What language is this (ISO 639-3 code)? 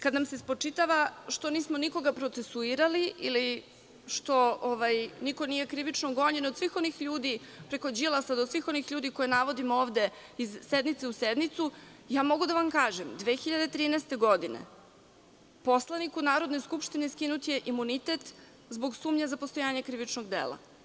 srp